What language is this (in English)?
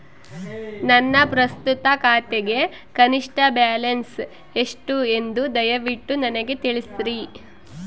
Kannada